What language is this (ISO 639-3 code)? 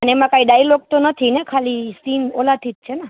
guj